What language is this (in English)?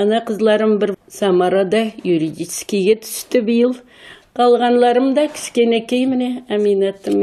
Turkish